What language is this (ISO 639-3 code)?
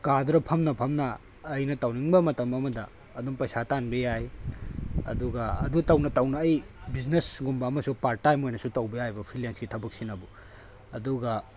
mni